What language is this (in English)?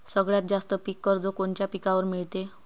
Marathi